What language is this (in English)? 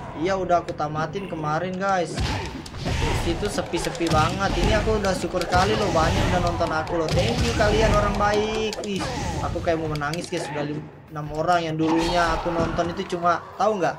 Indonesian